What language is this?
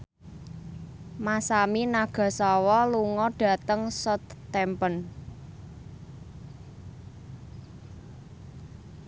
Javanese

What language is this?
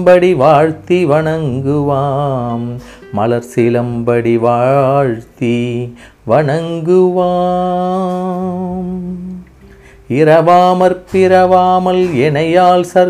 Tamil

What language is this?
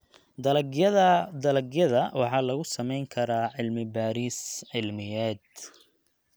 Somali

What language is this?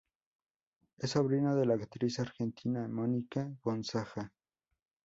Spanish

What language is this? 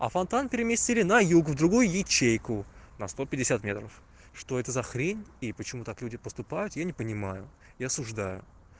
Russian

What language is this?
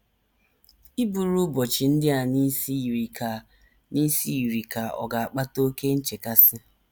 Igbo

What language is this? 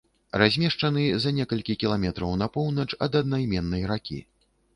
Belarusian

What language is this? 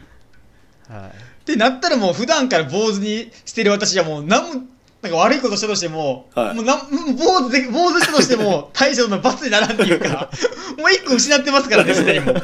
Japanese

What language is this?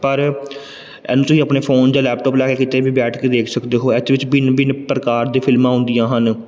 Punjabi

